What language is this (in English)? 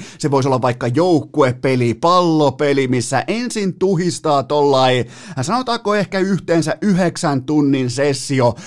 Finnish